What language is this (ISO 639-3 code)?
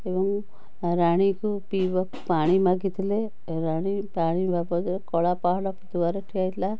ori